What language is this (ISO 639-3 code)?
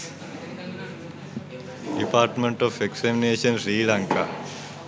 sin